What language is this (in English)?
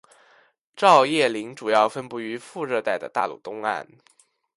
Chinese